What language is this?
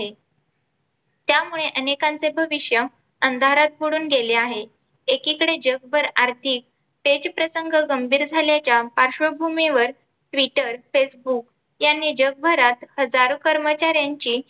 Marathi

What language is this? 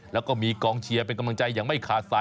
Thai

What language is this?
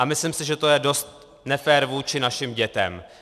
Czech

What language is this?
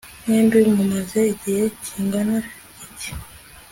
Kinyarwanda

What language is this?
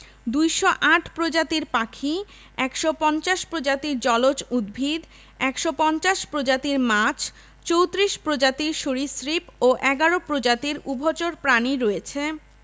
Bangla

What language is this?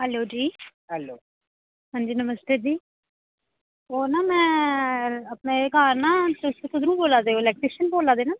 Dogri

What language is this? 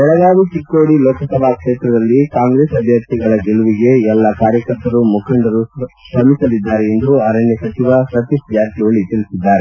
Kannada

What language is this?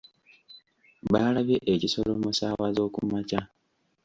Ganda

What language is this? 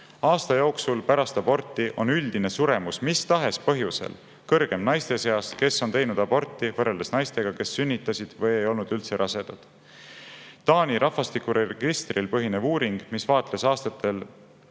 Estonian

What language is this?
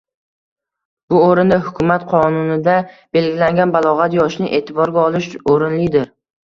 Uzbek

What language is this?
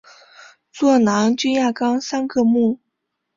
Chinese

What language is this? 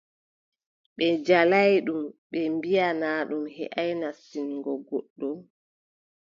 Adamawa Fulfulde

